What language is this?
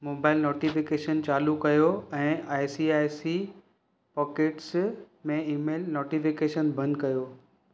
Sindhi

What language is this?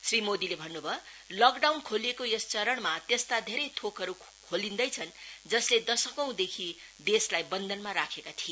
Nepali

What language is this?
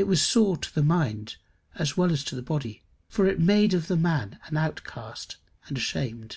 English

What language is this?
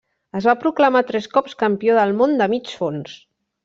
Catalan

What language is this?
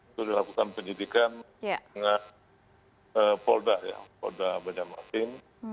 Indonesian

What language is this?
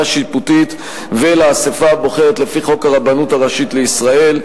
Hebrew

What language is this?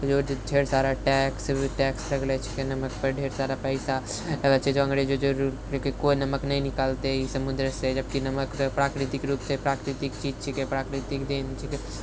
Maithili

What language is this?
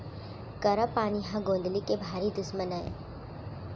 Chhattisgarhi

